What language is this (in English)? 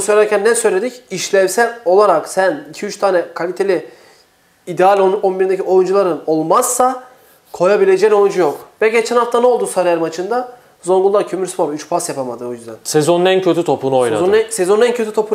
Turkish